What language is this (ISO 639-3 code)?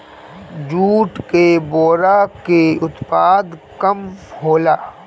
bho